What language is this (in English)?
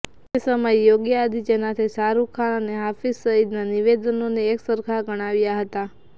Gujarati